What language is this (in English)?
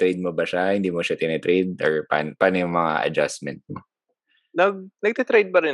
Filipino